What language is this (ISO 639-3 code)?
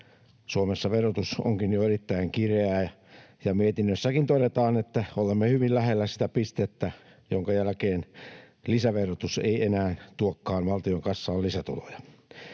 fin